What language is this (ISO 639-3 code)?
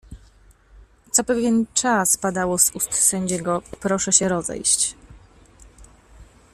pol